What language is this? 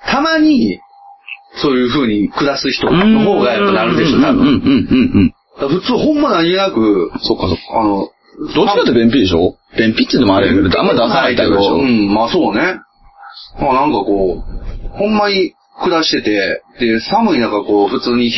Japanese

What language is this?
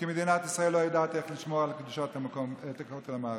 Hebrew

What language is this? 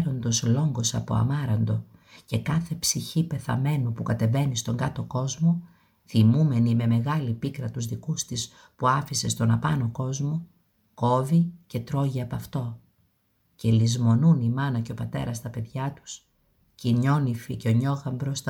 Greek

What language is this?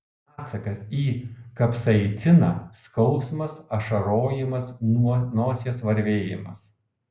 Lithuanian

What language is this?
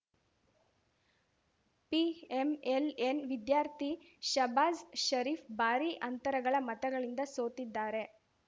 Kannada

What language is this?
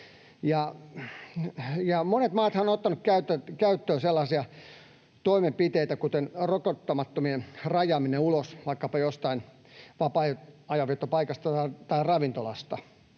Finnish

